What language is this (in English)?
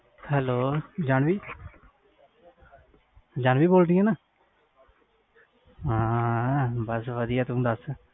Punjabi